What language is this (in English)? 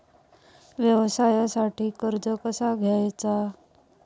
Marathi